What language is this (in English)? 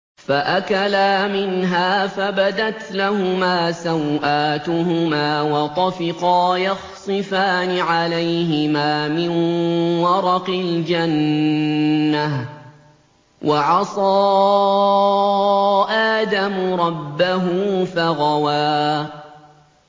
Arabic